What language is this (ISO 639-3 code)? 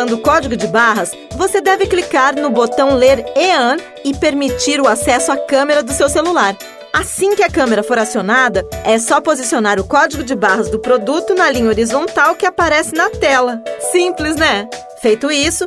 por